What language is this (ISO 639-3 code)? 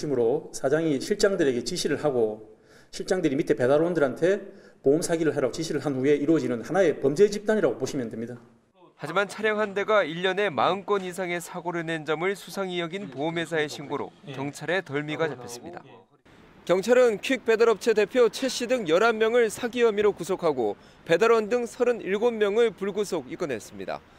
kor